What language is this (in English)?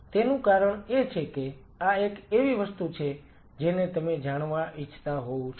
Gujarati